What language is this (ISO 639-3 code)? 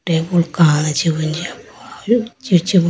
clk